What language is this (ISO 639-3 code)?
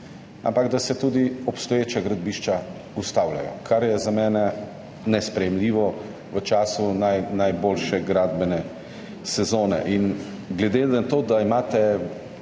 slv